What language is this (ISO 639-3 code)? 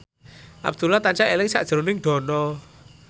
jav